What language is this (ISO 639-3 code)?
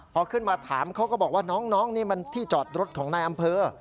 tha